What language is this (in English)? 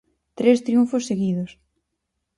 Galician